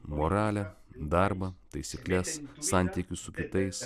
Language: Lithuanian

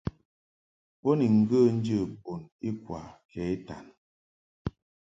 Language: Mungaka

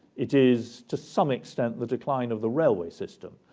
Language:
English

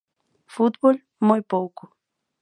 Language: Galician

